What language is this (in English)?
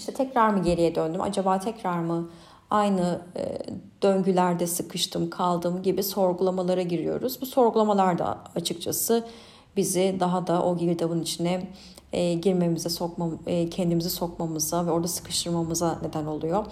Turkish